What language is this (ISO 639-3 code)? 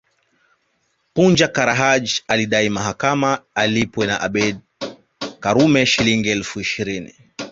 swa